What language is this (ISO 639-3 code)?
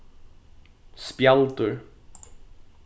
fao